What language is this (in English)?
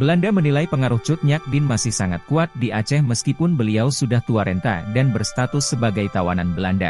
Indonesian